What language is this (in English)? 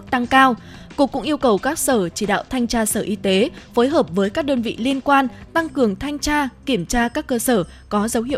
Vietnamese